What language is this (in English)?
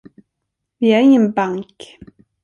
Swedish